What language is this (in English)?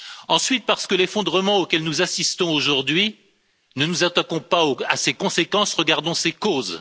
French